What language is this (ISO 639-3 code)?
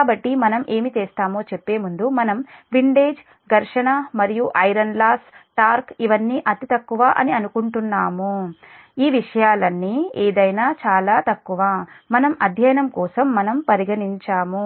tel